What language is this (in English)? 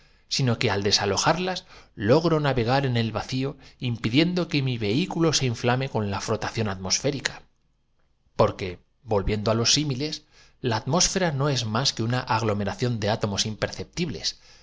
Spanish